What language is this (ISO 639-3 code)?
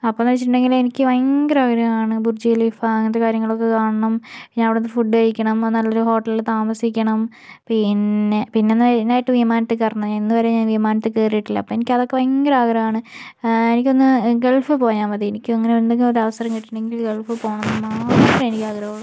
mal